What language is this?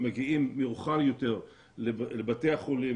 Hebrew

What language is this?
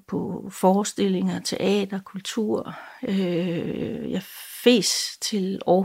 Danish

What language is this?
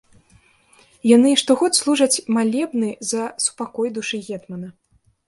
Belarusian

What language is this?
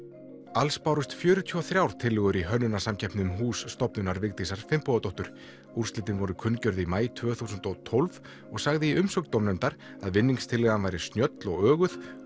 Icelandic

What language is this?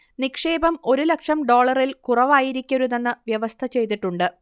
Malayalam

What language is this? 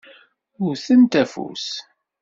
Kabyle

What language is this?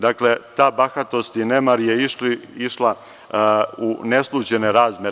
Serbian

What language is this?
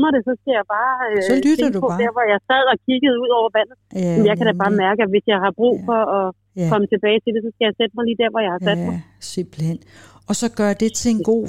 Danish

